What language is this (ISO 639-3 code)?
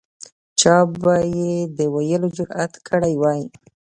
pus